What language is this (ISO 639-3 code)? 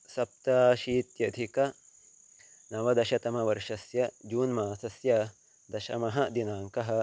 san